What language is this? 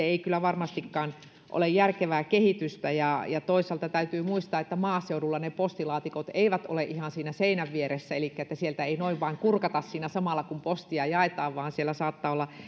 Finnish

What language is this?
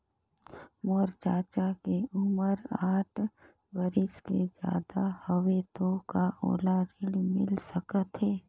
Chhattisgarhi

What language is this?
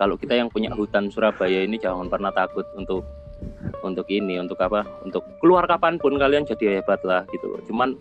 Indonesian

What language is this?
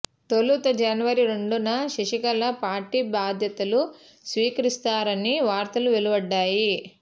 Telugu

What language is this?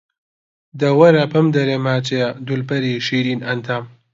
Central Kurdish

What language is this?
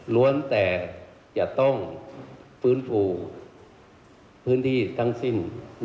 Thai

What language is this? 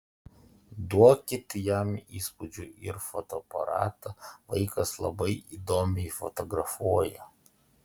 Lithuanian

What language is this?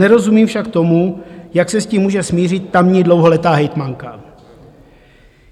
Czech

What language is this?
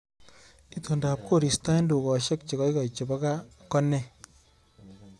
Kalenjin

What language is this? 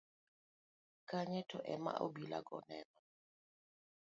Luo (Kenya and Tanzania)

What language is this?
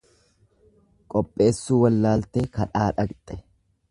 Oromo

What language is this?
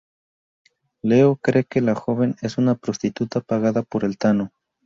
Spanish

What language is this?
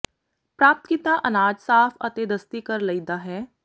Punjabi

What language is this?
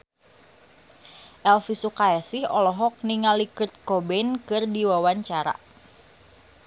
Sundanese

